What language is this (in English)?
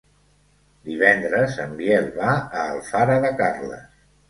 Catalan